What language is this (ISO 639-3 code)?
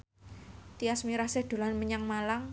jav